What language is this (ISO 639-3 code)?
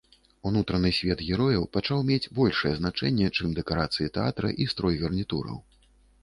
bel